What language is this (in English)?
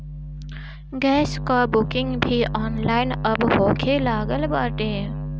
Bhojpuri